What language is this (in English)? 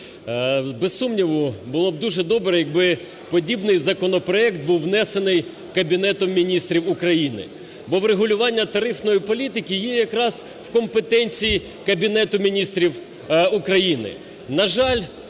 Ukrainian